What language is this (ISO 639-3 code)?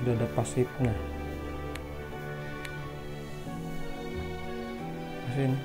ind